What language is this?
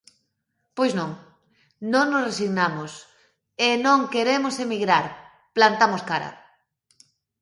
Galician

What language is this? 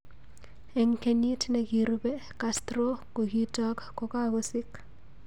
Kalenjin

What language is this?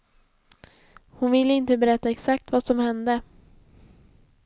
Swedish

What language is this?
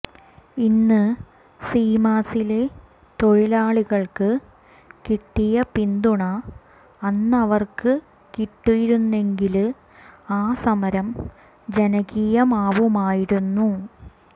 Malayalam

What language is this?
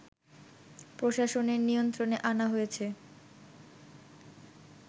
Bangla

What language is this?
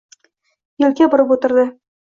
Uzbek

